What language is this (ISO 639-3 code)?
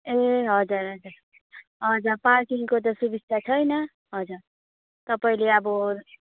nep